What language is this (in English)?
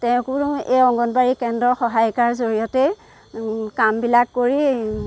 Assamese